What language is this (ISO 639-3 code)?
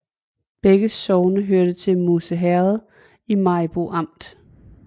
dan